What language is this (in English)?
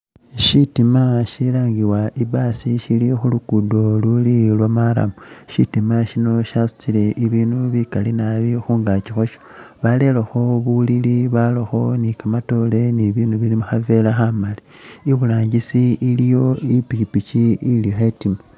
Masaaba